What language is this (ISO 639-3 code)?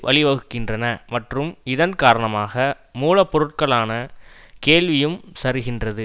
tam